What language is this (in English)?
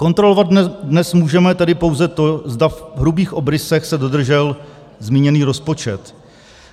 Czech